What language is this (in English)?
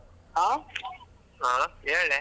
Kannada